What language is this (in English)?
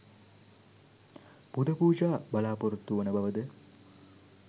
Sinhala